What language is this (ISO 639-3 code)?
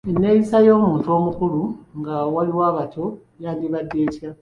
lug